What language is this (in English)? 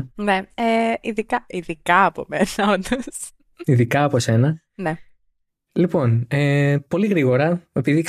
Greek